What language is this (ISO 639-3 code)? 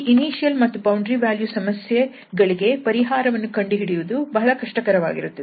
kan